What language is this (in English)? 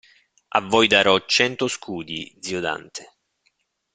Italian